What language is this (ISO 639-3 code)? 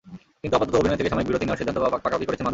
ben